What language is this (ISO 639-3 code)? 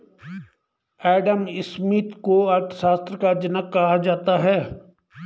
hin